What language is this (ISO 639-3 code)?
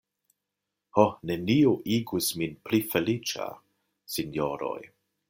epo